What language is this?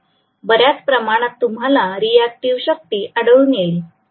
Marathi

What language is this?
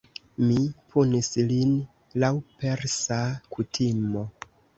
Esperanto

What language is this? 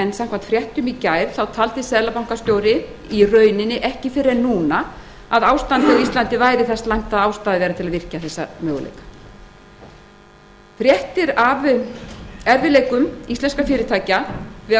Icelandic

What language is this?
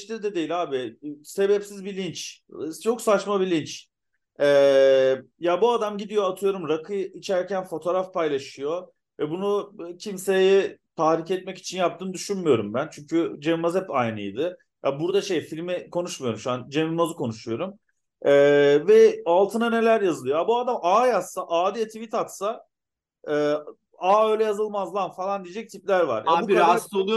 Turkish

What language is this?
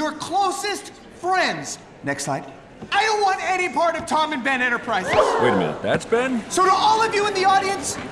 English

